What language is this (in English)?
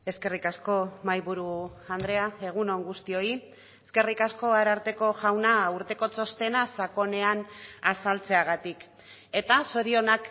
Basque